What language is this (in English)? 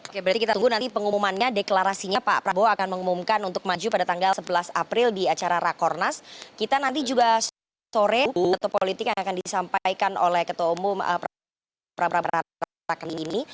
Indonesian